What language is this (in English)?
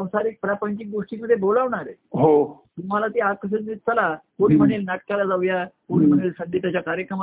Marathi